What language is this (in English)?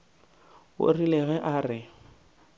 Northern Sotho